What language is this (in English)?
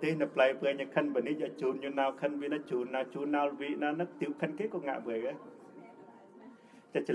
Thai